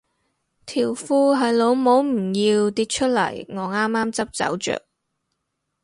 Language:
Cantonese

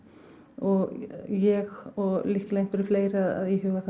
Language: Icelandic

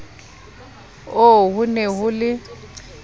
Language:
Southern Sotho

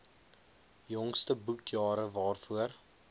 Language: Afrikaans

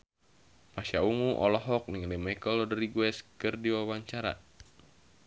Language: Sundanese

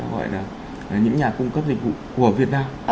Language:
Vietnamese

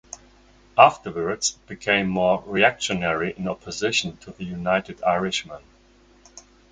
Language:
English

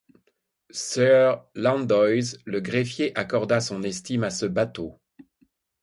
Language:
French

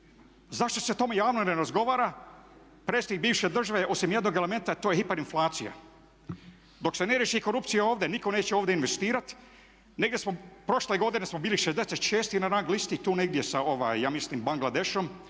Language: Croatian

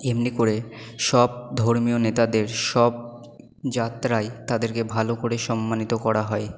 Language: Bangla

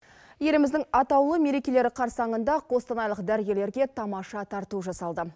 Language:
Kazakh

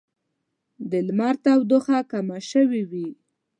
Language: Pashto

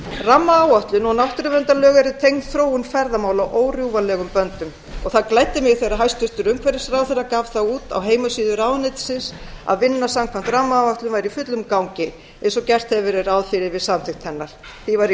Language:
Icelandic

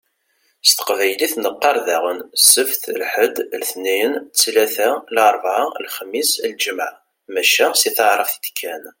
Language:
Kabyle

